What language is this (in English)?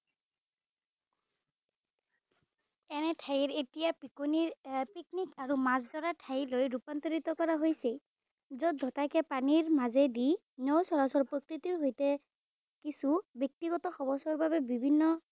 Assamese